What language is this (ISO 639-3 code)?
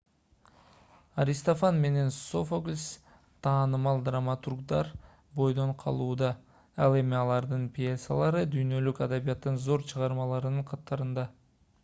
kir